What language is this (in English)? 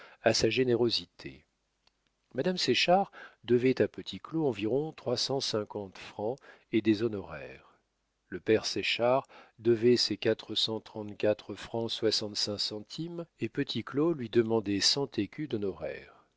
French